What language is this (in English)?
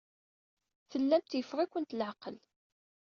Kabyle